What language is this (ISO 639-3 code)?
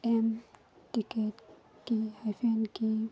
mni